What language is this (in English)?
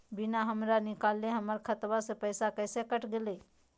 Magahi